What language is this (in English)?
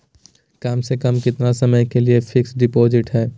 Magahi